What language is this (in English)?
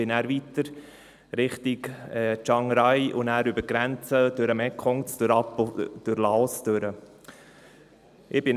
Swiss German